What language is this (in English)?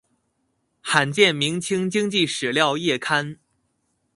Chinese